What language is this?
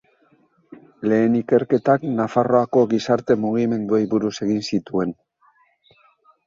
Basque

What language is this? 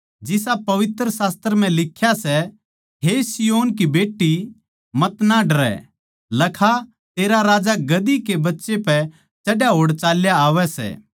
Haryanvi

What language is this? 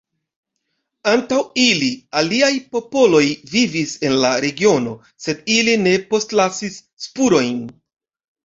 Esperanto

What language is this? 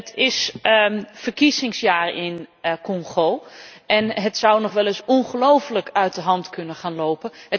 Dutch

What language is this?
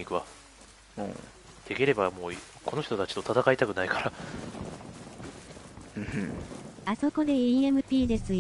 Japanese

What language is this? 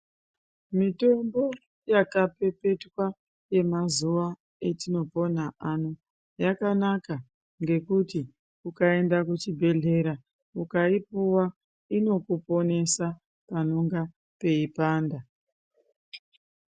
Ndau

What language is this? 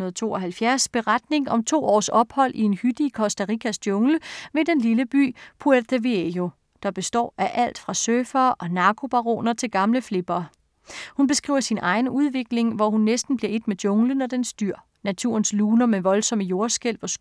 Danish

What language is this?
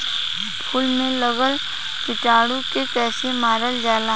Bhojpuri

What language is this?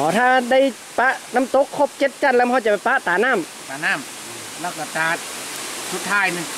Thai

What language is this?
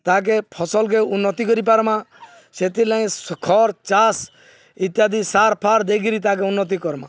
Odia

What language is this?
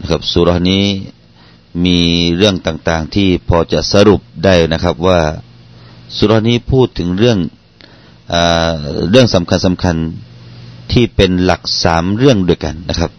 Thai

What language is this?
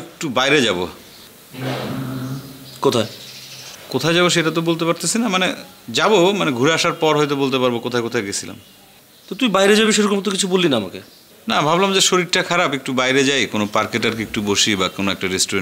Korean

